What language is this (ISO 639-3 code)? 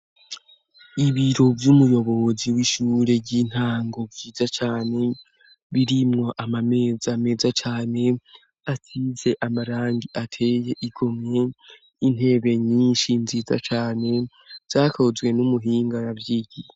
run